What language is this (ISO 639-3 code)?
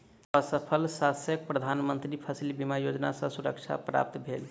mai